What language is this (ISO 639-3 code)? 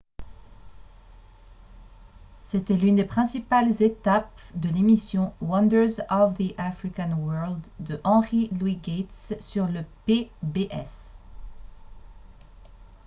fra